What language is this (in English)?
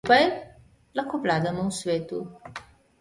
Slovenian